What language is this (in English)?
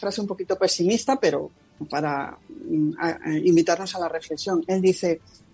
Spanish